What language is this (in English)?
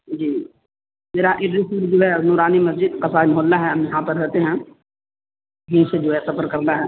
Urdu